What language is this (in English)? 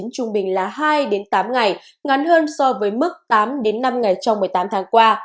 Vietnamese